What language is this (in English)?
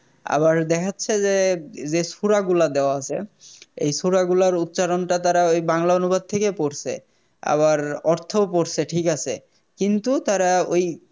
Bangla